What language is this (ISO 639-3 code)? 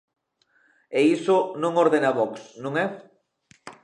glg